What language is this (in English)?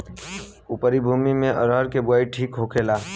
Bhojpuri